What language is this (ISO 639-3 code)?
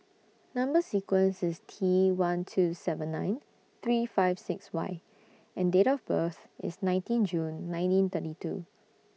eng